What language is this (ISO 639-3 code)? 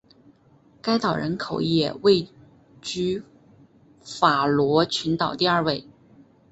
zho